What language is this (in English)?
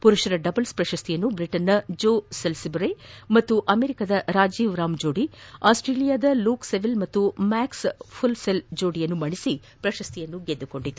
Kannada